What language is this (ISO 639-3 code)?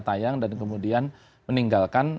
ind